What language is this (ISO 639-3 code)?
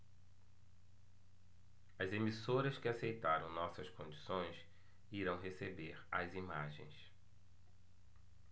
por